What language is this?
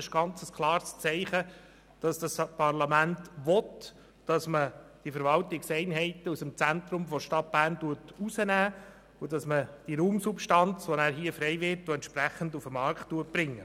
Swiss German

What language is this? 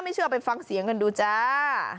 Thai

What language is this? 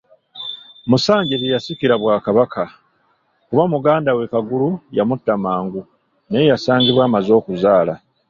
Ganda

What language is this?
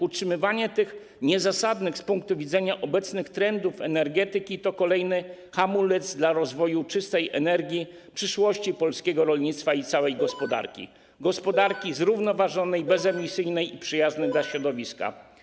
Polish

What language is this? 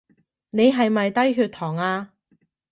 Cantonese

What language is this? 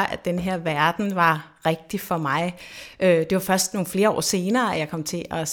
Danish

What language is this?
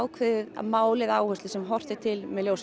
Icelandic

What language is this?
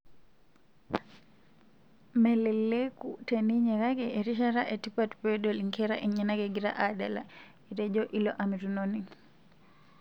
Masai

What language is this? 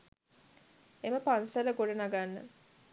Sinhala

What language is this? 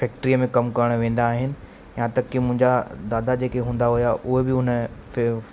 Sindhi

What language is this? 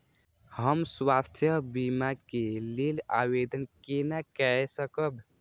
Maithili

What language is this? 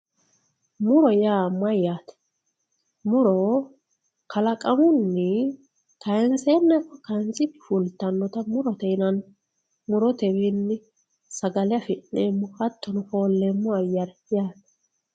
Sidamo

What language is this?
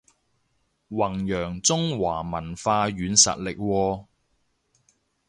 Cantonese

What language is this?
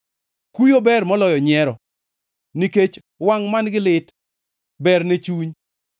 Luo (Kenya and Tanzania)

